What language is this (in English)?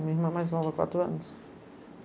Portuguese